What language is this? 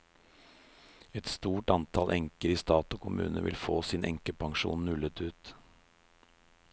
Norwegian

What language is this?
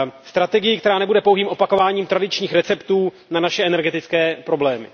Czech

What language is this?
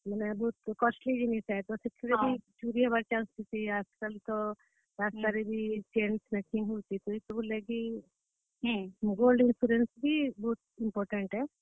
Odia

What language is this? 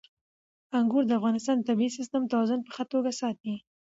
Pashto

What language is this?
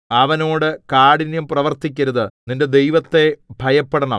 Malayalam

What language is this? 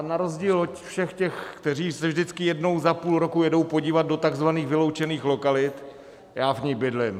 Czech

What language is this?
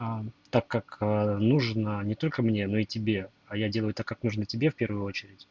Russian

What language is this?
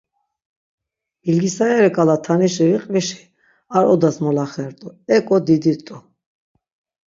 Laz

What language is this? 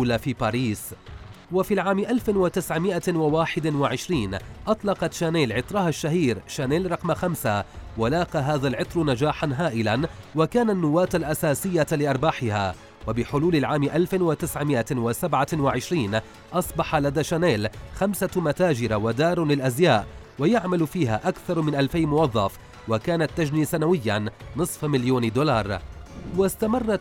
Arabic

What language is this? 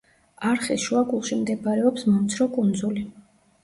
Georgian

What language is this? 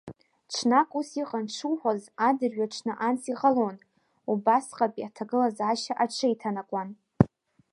Abkhazian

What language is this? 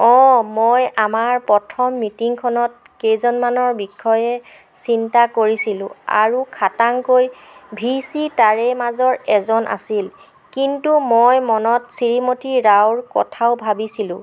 Assamese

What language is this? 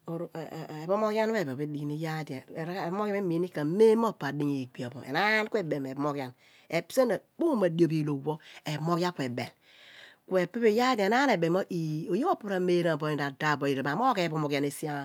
Abua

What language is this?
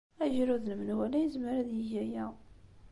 Kabyle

